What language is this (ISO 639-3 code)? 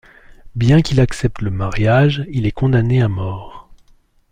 fra